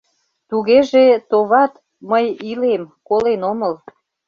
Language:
Mari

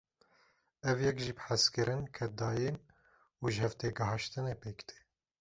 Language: Kurdish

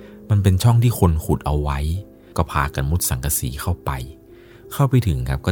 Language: Thai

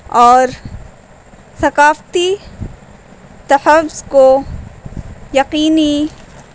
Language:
Urdu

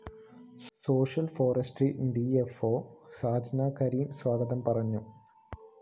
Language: Malayalam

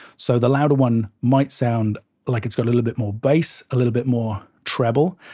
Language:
English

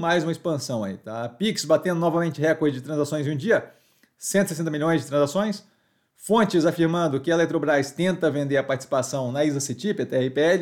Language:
Portuguese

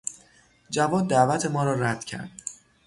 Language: Persian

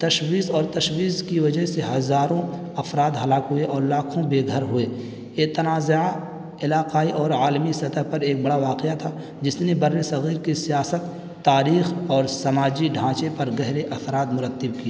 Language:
Urdu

